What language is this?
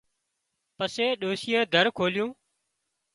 Wadiyara Koli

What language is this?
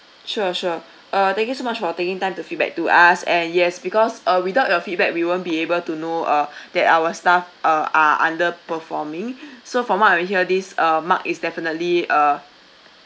English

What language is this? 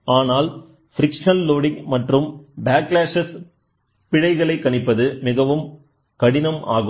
Tamil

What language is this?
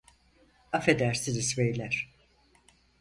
Turkish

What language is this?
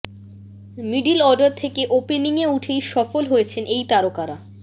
Bangla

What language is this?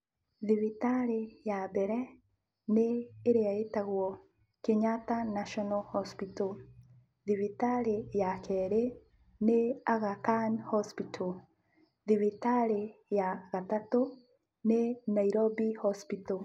Kikuyu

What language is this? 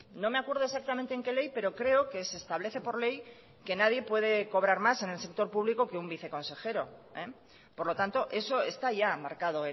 Spanish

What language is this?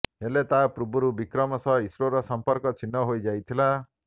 Odia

